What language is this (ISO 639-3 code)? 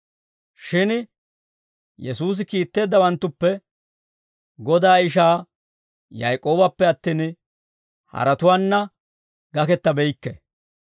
dwr